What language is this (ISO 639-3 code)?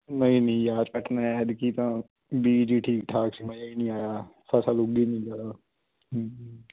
pan